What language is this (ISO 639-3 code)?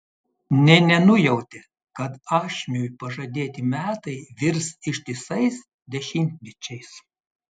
lit